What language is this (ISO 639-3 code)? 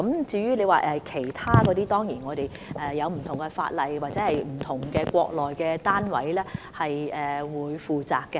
yue